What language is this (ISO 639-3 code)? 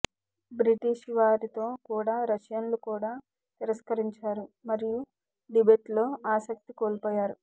tel